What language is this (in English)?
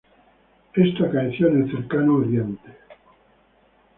Spanish